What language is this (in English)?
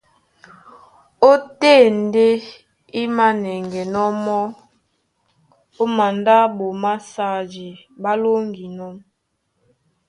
Duala